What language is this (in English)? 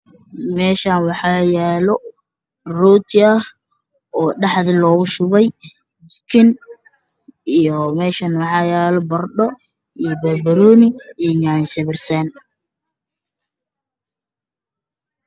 Somali